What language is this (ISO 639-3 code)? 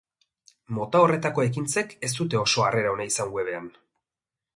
eus